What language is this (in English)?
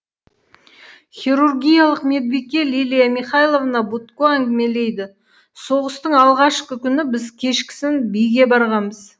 Kazakh